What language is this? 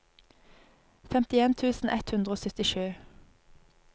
Norwegian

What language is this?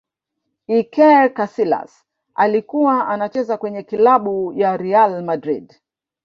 Swahili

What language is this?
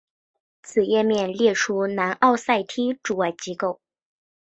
Chinese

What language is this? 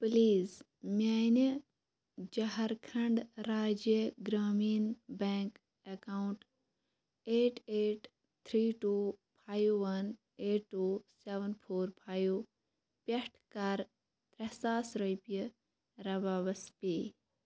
Kashmiri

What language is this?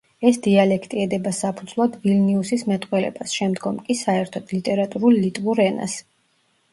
Georgian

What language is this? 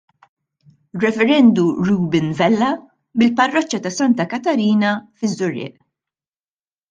Maltese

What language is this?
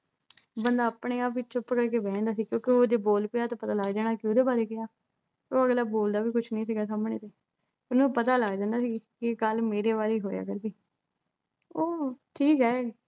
Punjabi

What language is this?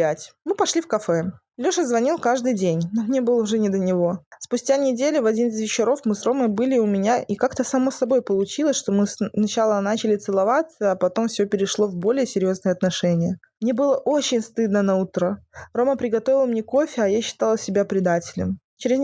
Russian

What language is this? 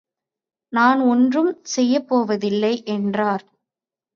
Tamil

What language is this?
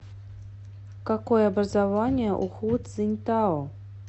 Russian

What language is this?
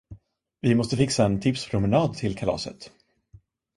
Swedish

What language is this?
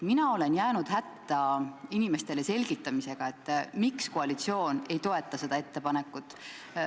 Estonian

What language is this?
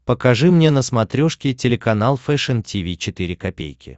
Russian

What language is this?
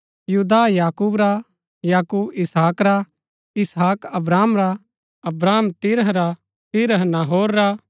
Gaddi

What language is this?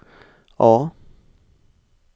Norwegian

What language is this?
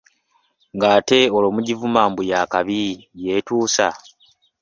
Ganda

